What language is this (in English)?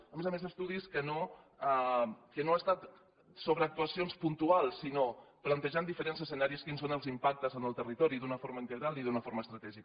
Catalan